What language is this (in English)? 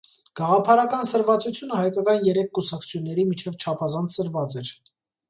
Armenian